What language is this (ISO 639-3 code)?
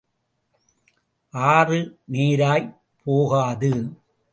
tam